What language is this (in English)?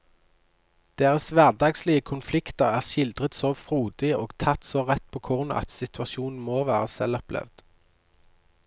Norwegian